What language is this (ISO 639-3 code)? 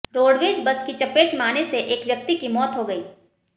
hin